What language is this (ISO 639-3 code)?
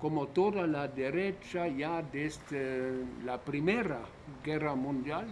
spa